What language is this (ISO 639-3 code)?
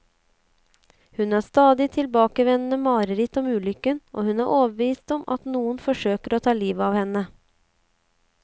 nor